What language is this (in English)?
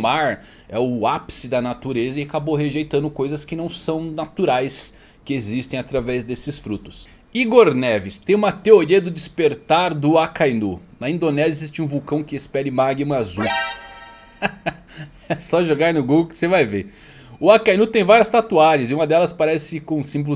Portuguese